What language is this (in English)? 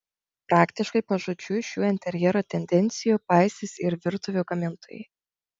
Lithuanian